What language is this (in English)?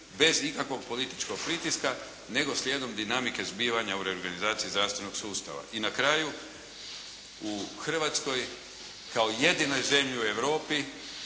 Croatian